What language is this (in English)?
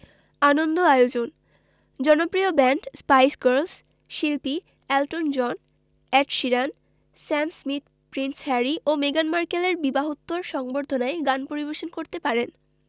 Bangla